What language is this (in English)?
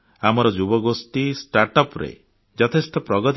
Odia